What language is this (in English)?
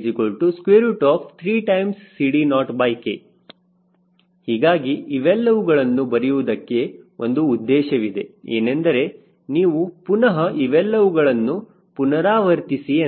Kannada